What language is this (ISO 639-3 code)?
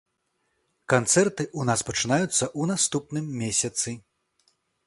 bel